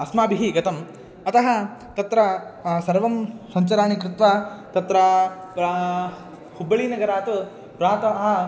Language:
Sanskrit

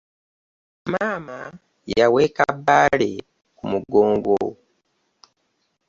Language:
Ganda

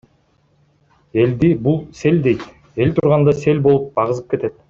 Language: Kyrgyz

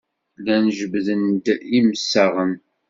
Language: Kabyle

